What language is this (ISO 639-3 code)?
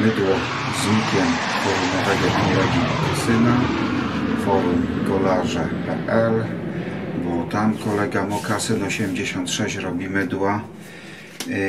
pol